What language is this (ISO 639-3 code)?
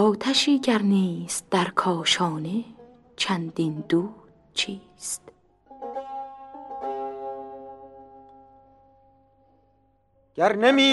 fas